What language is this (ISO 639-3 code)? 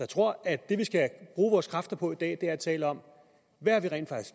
dan